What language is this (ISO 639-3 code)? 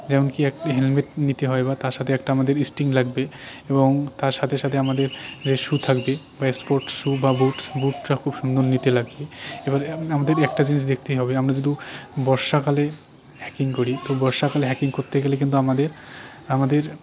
ben